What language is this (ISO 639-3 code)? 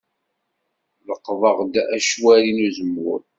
kab